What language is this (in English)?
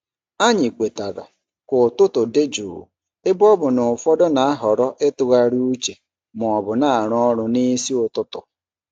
Igbo